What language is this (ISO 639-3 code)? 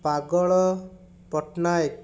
ori